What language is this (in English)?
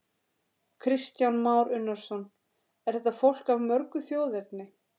Icelandic